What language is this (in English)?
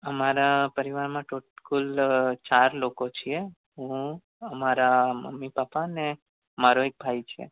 Gujarati